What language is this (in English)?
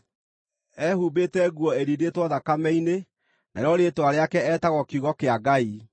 Kikuyu